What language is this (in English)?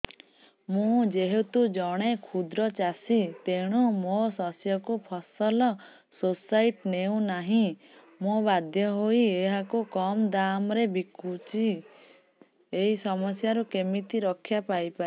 Odia